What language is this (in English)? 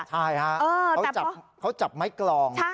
Thai